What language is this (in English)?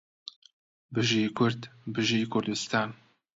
Central Kurdish